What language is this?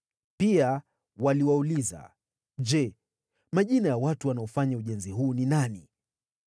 Swahili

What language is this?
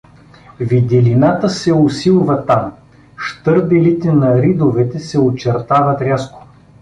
Bulgarian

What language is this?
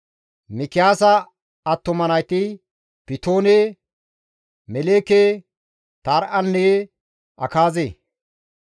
Gamo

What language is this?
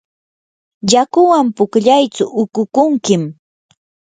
Yanahuanca Pasco Quechua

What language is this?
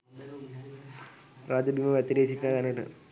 Sinhala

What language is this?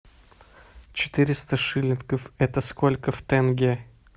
Russian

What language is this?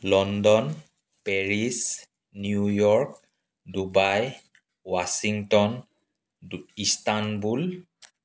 Assamese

